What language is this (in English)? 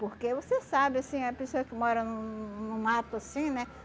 Portuguese